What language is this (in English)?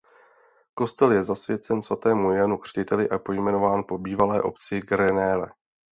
Czech